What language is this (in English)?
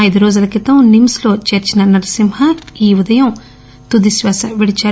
Telugu